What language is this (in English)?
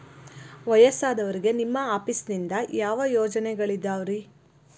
Kannada